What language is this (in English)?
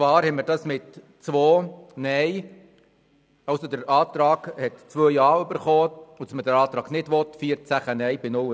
Swiss German